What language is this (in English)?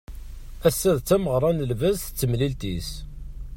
Kabyle